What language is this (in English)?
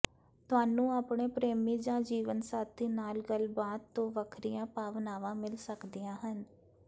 Punjabi